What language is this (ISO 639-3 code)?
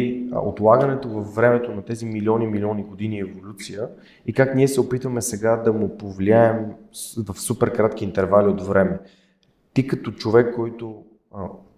bul